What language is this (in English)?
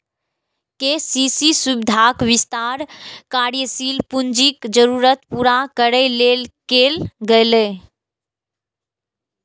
Maithili